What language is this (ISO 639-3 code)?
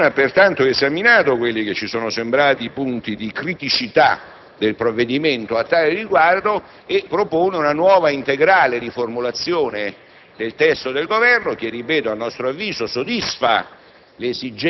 ita